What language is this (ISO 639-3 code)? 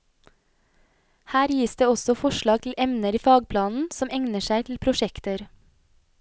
nor